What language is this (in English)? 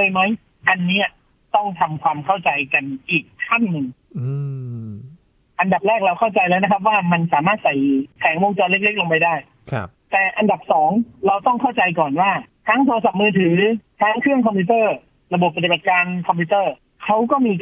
Thai